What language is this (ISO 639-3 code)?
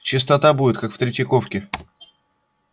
rus